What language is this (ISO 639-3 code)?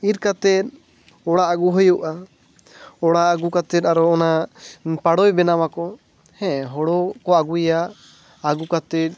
sat